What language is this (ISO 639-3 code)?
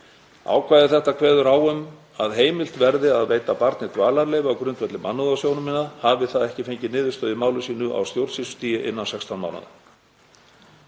isl